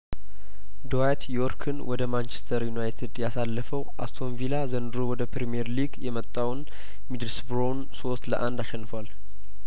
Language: Amharic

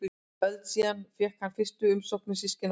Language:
Icelandic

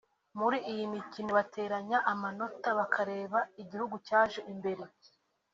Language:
Kinyarwanda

